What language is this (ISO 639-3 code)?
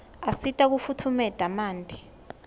ssw